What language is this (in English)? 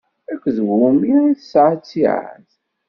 Kabyle